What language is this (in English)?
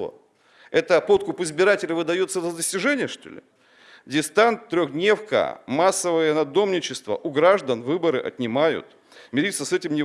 Russian